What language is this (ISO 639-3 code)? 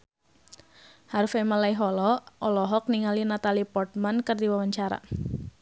sun